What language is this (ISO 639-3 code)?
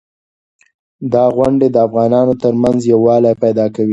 pus